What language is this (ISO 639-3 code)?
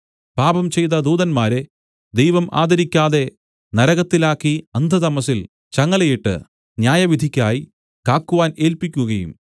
mal